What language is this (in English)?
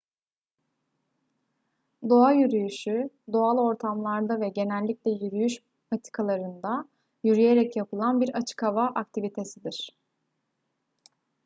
Turkish